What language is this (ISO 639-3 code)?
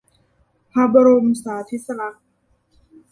tha